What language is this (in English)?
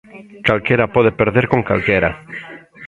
Galician